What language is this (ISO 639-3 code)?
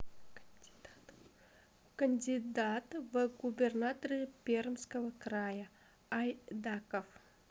rus